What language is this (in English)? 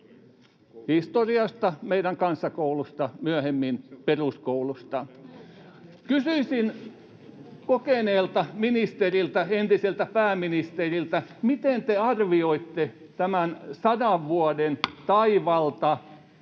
Finnish